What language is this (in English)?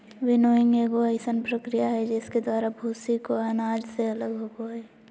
Magahi